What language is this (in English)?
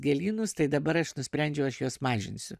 Lithuanian